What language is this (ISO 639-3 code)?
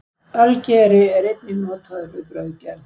isl